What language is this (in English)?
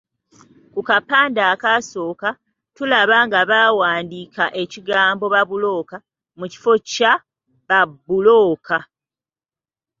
Ganda